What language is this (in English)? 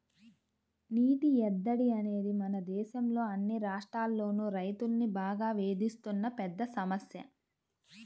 Telugu